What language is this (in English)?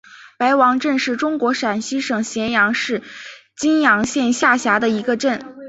Chinese